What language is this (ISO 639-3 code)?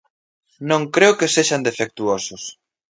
glg